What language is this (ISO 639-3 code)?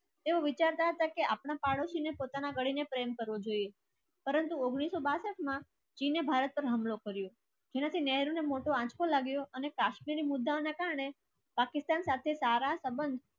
guj